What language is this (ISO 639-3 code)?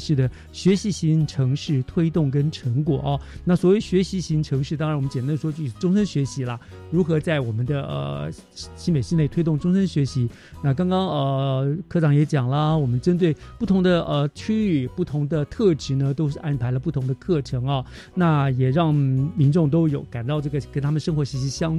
zho